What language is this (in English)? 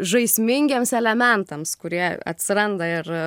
Lithuanian